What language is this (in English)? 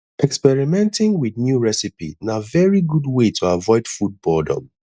Nigerian Pidgin